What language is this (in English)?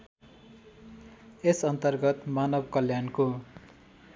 Nepali